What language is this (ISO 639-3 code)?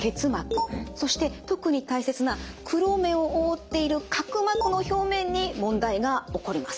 jpn